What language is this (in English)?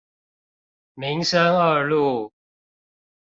Chinese